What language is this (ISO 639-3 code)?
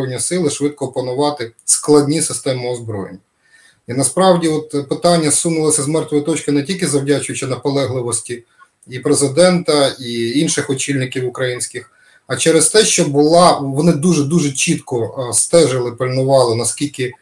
ukr